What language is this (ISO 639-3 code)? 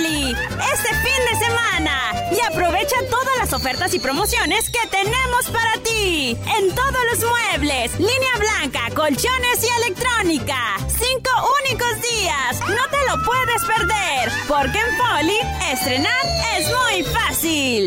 spa